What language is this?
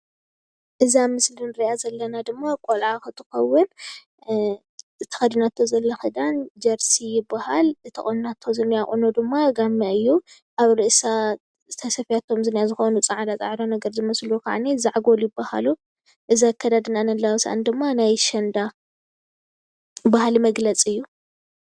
Tigrinya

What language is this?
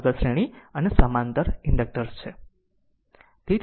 Gujarati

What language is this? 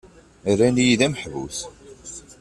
Kabyle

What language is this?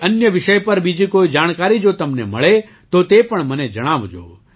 Gujarati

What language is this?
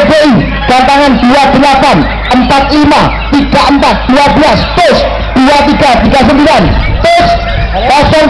Indonesian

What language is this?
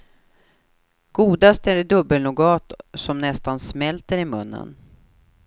Swedish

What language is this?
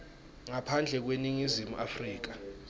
Swati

